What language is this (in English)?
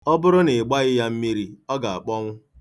Igbo